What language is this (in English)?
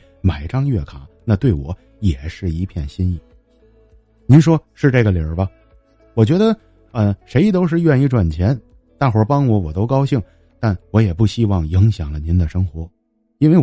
Chinese